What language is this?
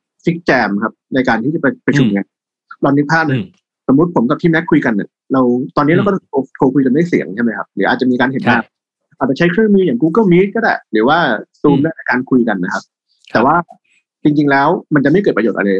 Thai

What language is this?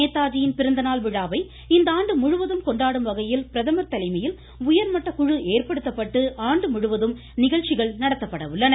Tamil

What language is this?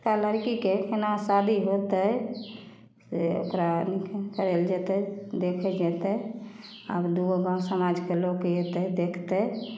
Maithili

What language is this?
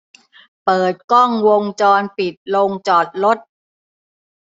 Thai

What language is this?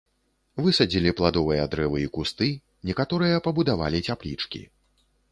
Belarusian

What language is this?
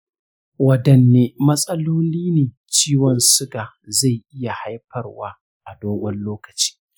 Hausa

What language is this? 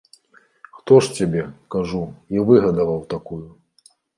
Belarusian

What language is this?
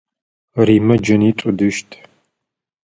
Adyghe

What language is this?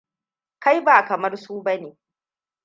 Hausa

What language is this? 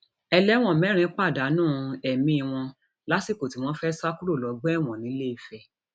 Yoruba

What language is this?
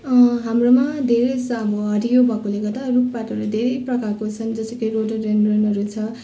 Nepali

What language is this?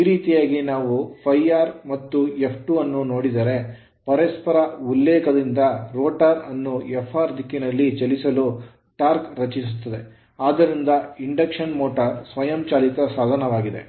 Kannada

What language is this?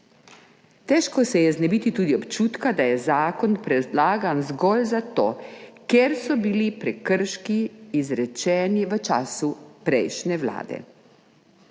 Slovenian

